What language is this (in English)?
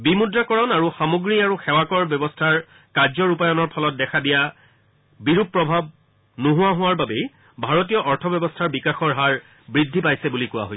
Assamese